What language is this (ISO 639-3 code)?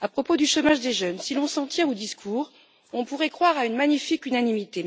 fra